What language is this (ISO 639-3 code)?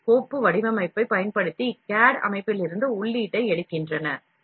tam